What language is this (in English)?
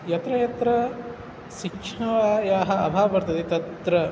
Sanskrit